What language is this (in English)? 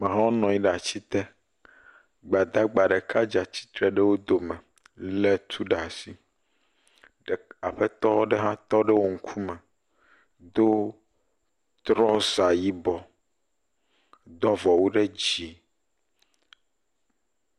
Ewe